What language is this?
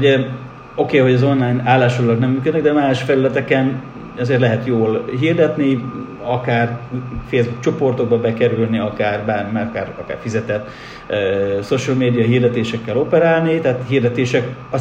Hungarian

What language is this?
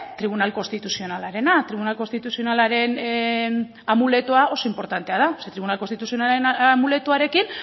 Basque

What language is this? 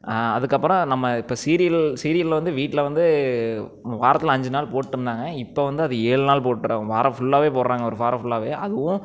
Tamil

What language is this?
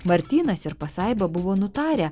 Lithuanian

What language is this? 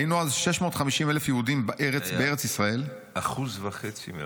Hebrew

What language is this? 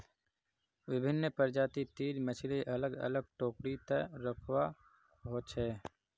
Magahi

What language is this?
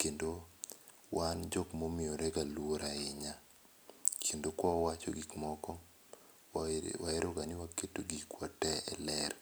Luo (Kenya and Tanzania)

